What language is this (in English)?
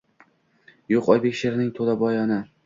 Uzbek